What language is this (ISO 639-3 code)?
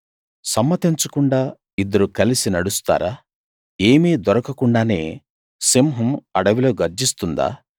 tel